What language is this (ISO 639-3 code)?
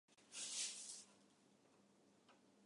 jpn